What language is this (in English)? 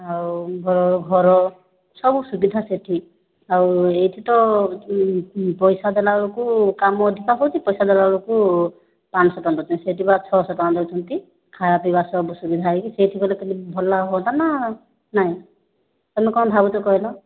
Odia